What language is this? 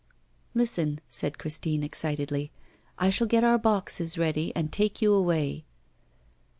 English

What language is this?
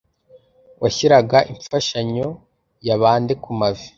Kinyarwanda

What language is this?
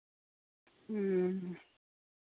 Santali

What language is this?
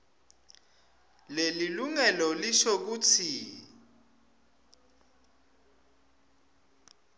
Swati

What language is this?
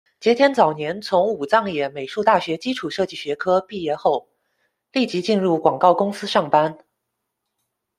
Chinese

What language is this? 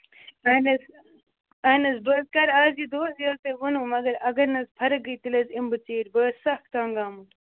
Kashmiri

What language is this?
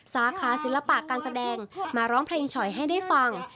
Thai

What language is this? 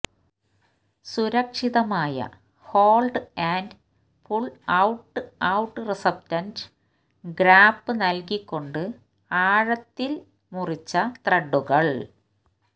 Malayalam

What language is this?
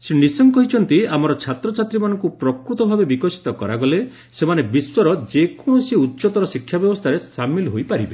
Odia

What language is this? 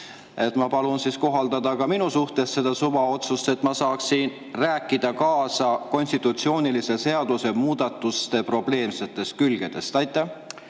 Estonian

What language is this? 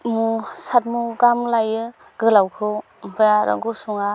Bodo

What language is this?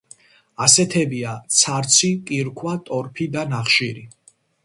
Georgian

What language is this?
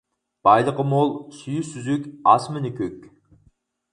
Uyghur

